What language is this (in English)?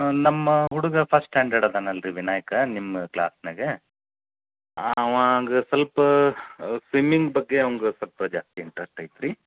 Kannada